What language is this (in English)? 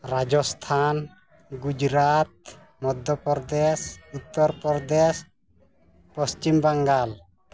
Santali